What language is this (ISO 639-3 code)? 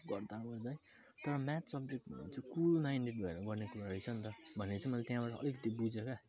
nep